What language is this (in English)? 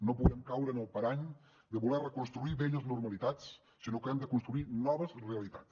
Catalan